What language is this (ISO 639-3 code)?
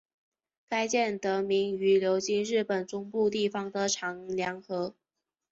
zho